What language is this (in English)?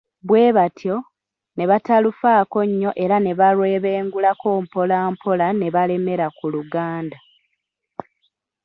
Ganda